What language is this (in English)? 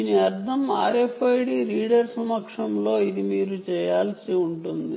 Telugu